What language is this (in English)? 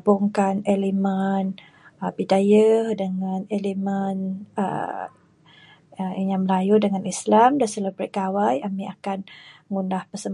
Bukar-Sadung Bidayuh